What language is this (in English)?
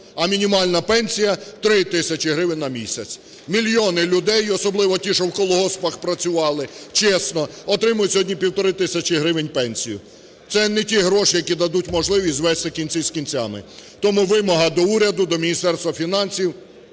Ukrainian